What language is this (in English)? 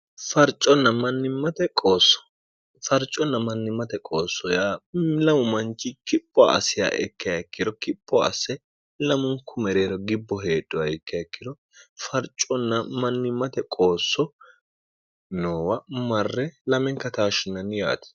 Sidamo